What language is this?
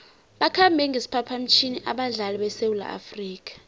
South Ndebele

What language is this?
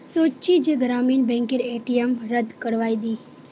Magahi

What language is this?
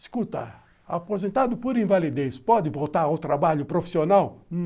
Portuguese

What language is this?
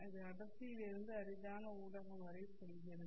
Tamil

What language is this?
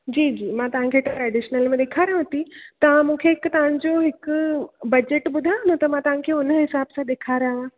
Sindhi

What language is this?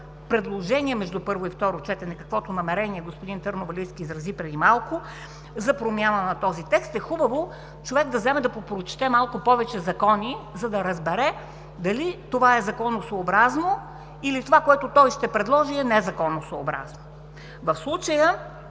Bulgarian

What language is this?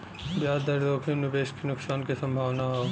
Bhojpuri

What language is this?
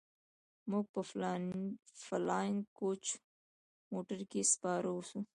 Pashto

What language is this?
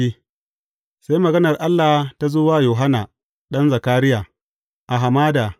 Hausa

